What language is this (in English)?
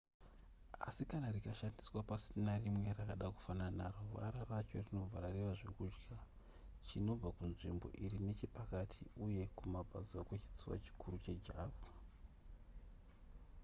Shona